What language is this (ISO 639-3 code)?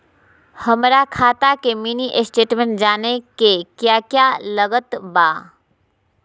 mag